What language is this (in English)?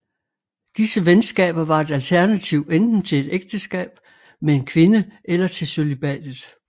Danish